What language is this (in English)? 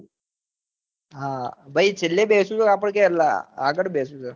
Gujarati